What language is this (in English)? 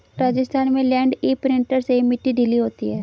Hindi